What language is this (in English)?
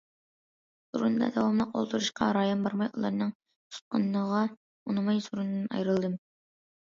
Uyghur